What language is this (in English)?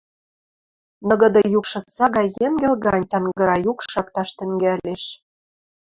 Western Mari